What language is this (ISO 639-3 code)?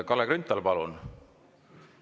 est